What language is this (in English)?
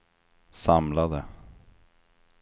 Swedish